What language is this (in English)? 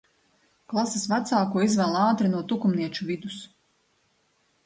Latvian